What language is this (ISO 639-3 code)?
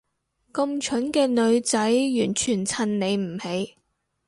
yue